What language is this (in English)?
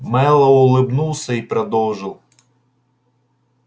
Russian